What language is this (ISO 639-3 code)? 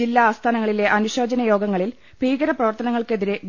mal